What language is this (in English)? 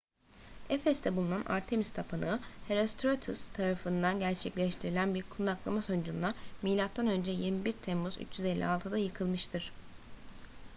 Turkish